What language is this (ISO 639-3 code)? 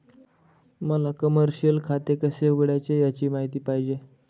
mar